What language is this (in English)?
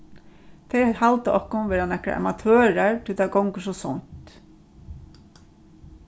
Faroese